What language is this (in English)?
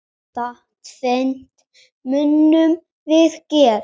Icelandic